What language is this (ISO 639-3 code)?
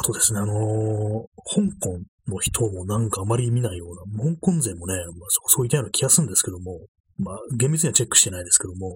jpn